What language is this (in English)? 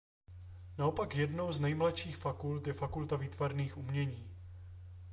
Czech